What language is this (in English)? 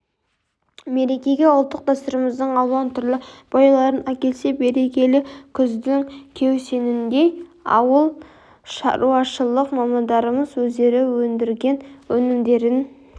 Kazakh